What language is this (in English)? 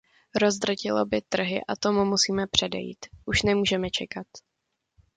Czech